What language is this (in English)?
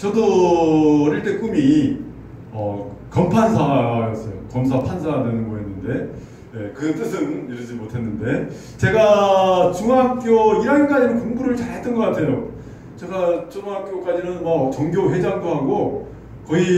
Korean